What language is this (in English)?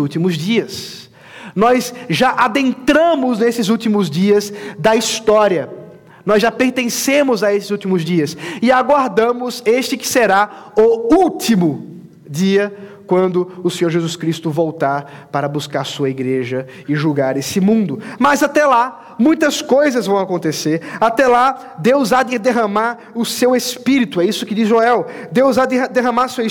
Portuguese